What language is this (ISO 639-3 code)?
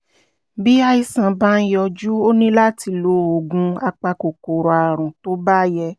yor